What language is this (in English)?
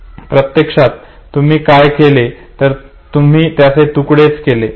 Marathi